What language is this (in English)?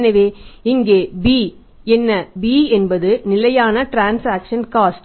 Tamil